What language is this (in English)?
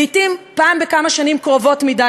Hebrew